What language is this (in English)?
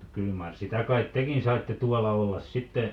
Finnish